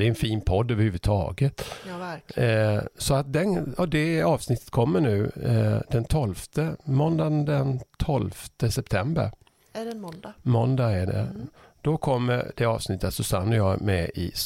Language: Swedish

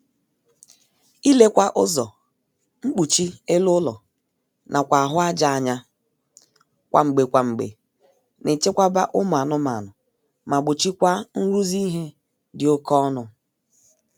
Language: Igbo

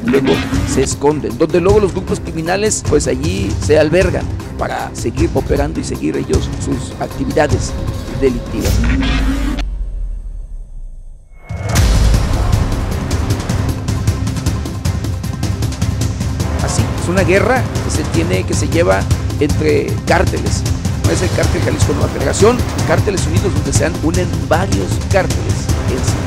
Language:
Spanish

